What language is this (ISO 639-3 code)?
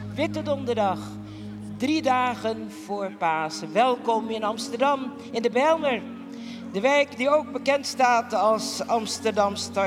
nld